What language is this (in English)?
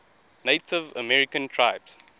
English